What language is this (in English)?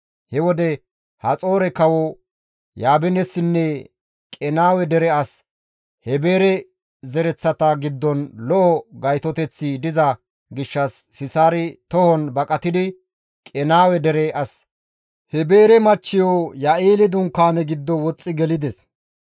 Gamo